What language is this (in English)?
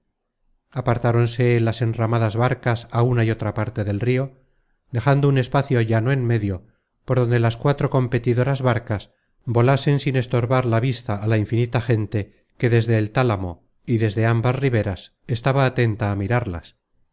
Spanish